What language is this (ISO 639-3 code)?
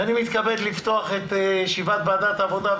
heb